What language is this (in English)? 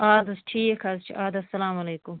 Kashmiri